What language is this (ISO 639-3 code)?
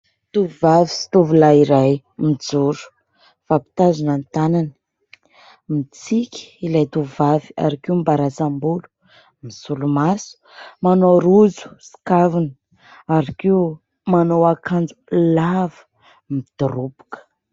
mlg